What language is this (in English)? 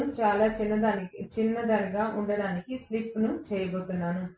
Telugu